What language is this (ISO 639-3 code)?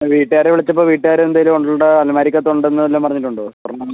mal